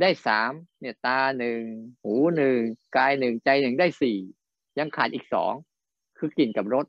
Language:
Thai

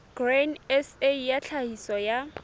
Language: Southern Sotho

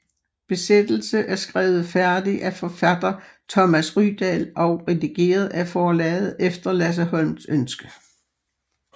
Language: Danish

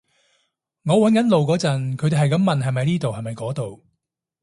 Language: Cantonese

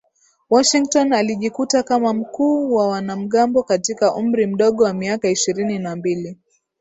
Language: Swahili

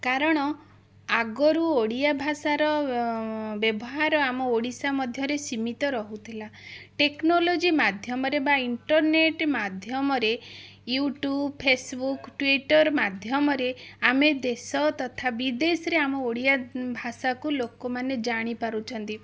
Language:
Odia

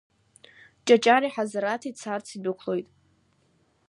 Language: Abkhazian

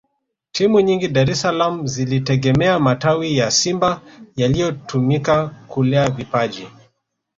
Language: Swahili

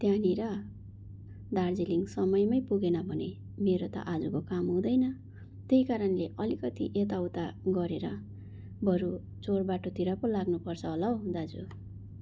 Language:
Nepali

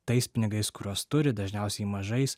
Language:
Lithuanian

